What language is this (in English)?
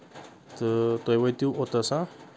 Kashmiri